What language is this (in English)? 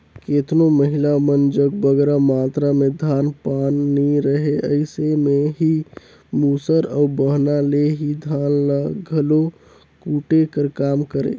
Chhattisgarhi